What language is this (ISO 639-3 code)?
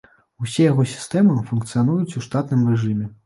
bel